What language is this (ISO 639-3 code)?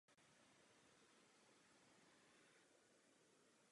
ces